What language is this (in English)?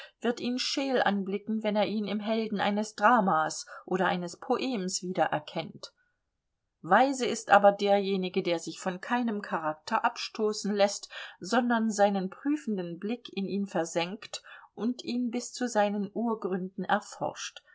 German